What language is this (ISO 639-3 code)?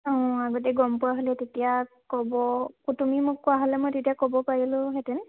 asm